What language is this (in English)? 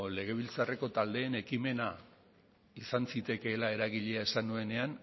Basque